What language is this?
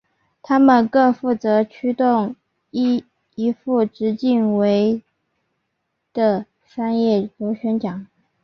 Chinese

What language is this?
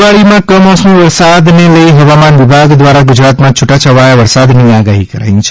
Gujarati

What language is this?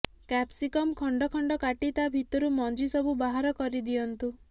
Odia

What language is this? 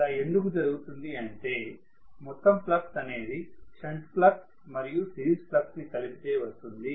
Telugu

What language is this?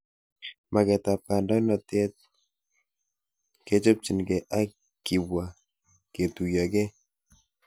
Kalenjin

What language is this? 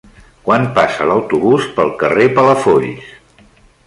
Catalan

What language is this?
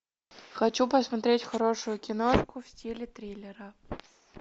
Russian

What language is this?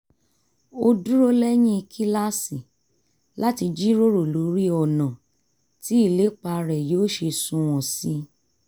Yoruba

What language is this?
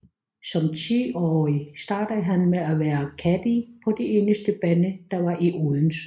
Danish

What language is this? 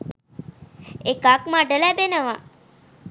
Sinhala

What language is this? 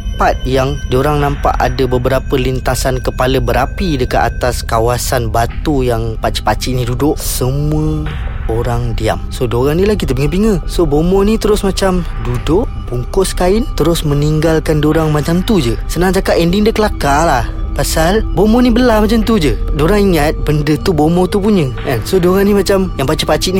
Malay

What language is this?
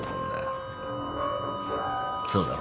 Japanese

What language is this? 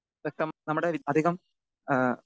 Malayalam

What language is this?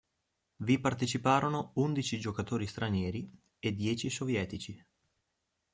Italian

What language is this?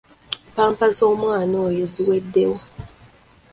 Ganda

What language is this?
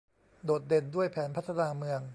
Thai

